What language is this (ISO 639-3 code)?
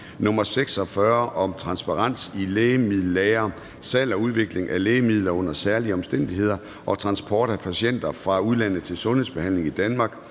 dan